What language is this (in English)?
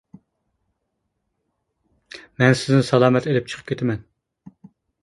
Uyghur